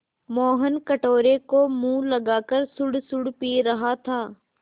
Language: Hindi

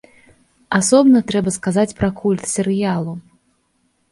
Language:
Belarusian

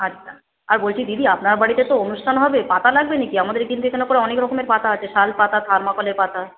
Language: Bangla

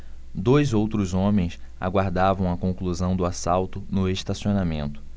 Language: Portuguese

